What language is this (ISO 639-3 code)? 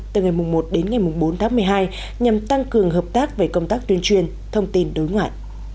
vie